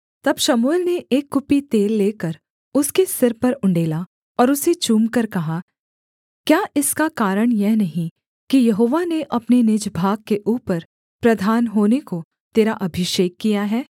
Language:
Hindi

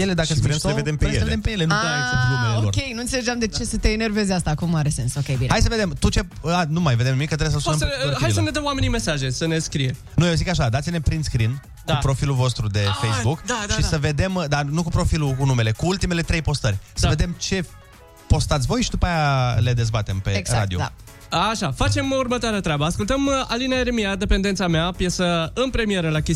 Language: Romanian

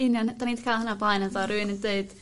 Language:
Welsh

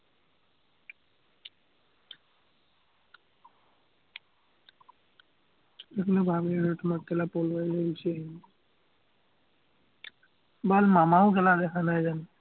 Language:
Assamese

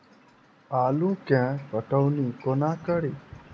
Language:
Maithili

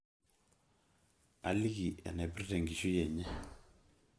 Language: Masai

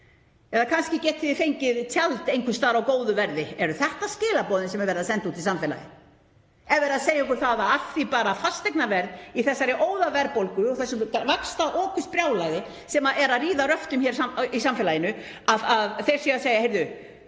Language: Icelandic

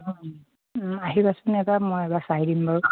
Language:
Assamese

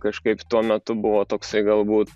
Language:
Lithuanian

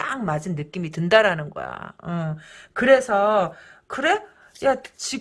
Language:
Korean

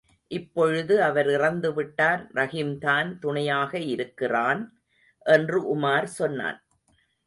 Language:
Tamil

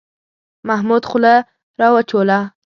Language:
Pashto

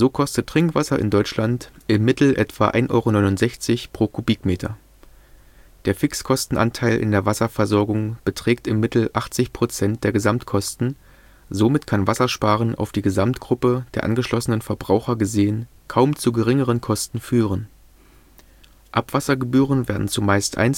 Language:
German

